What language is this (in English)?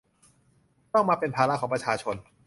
Thai